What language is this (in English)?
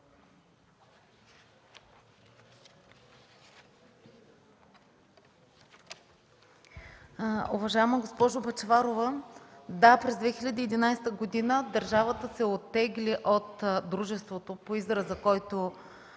Bulgarian